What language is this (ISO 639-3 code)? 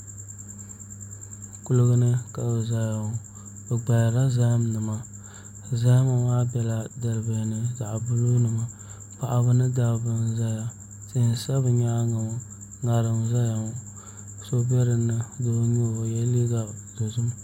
dag